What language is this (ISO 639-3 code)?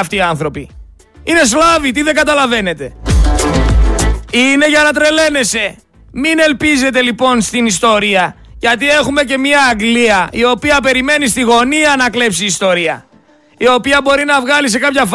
ell